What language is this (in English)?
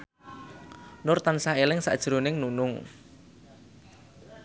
Javanese